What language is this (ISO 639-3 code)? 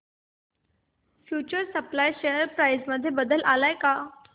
mar